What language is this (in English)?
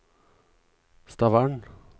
Norwegian